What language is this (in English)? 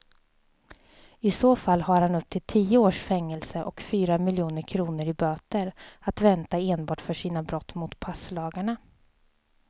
Swedish